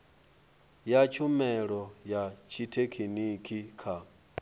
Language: Venda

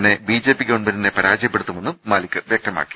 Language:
Malayalam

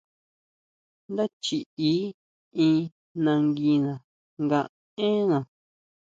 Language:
Huautla Mazatec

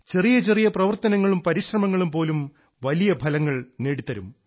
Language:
Malayalam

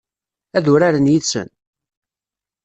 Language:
Kabyle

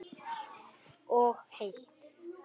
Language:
Icelandic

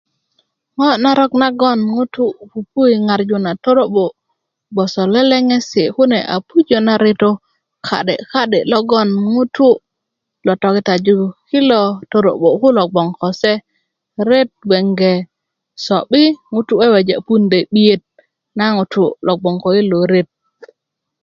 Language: Kuku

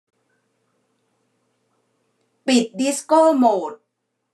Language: Thai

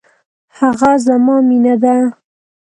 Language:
Pashto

